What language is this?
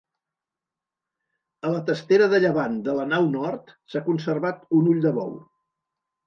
Catalan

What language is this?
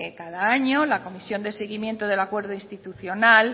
Spanish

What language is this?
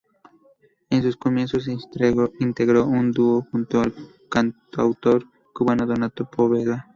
Spanish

